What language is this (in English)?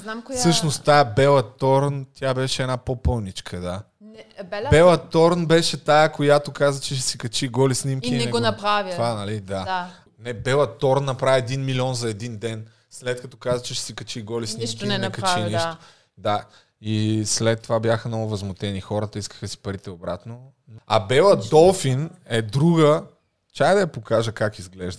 Bulgarian